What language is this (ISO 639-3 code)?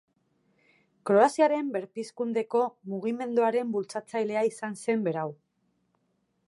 eus